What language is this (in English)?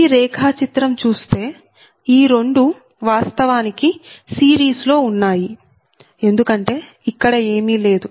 Telugu